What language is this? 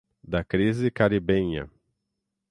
Portuguese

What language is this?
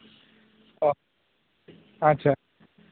Santali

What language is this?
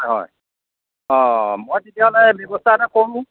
Assamese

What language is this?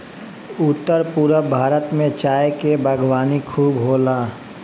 Bhojpuri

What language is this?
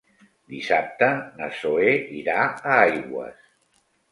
Catalan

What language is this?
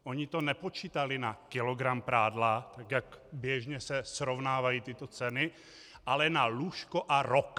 Czech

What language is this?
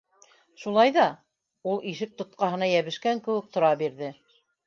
Bashkir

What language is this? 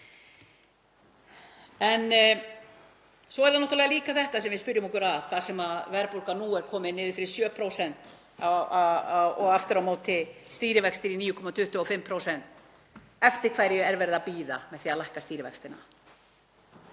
Icelandic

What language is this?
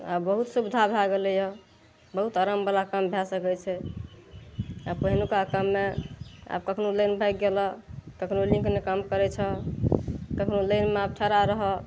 Maithili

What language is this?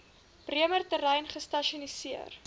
Afrikaans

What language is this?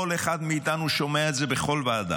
Hebrew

